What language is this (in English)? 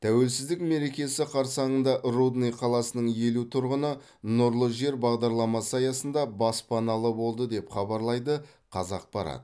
Kazakh